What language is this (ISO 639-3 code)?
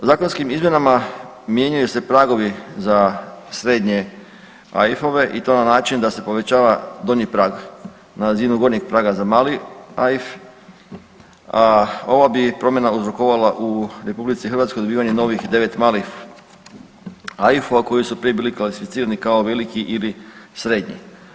hrv